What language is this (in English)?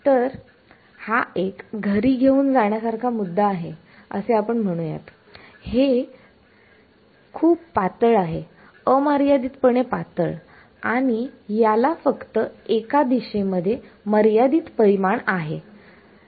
Marathi